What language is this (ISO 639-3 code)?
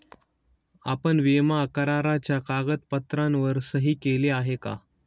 mar